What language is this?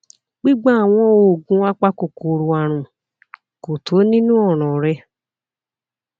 Yoruba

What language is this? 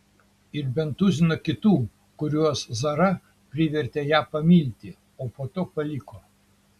Lithuanian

